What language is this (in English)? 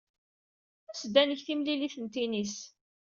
Kabyle